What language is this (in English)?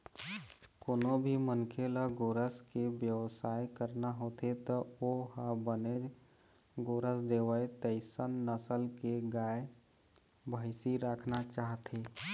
Chhattisgarhi